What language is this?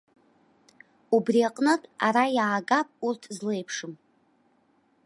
Abkhazian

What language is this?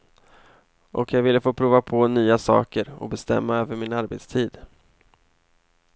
Swedish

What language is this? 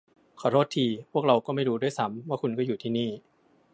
Thai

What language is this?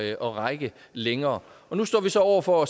Danish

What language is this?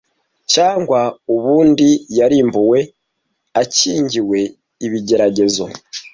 Kinyarwanda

